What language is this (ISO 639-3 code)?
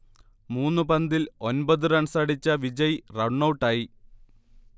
mal